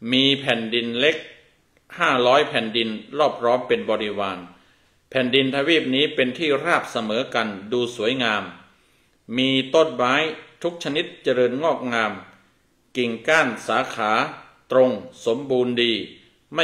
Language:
Thai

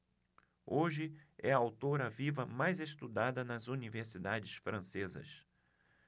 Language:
Portuguese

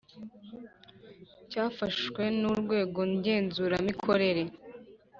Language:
Kinyarwanda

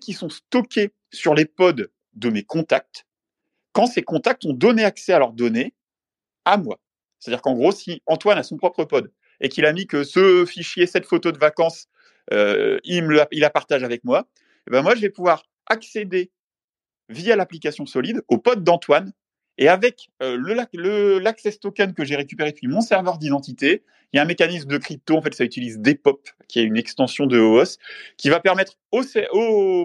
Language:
French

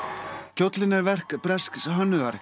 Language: Icelandic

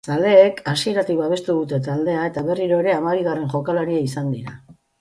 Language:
Basque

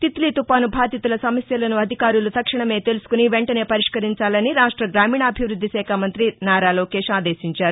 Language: Telugu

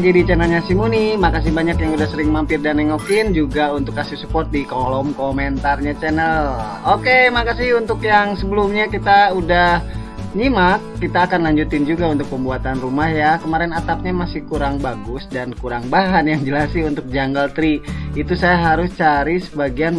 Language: Indonesian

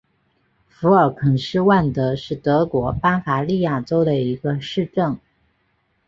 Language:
Chinese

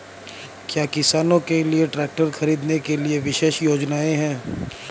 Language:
Hindi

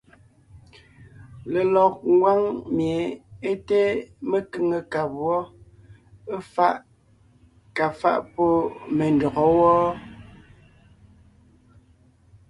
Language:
Ngiemboon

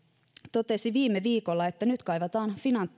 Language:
Finnish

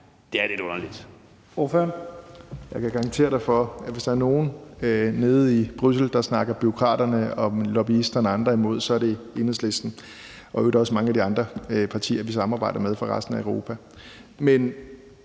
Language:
Danish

